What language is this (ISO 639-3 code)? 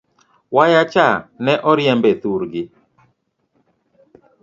luo